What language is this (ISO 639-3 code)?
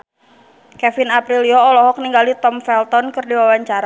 sun